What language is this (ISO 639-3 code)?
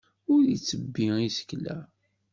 kab